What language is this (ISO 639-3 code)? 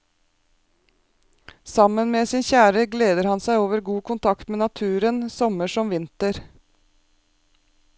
nor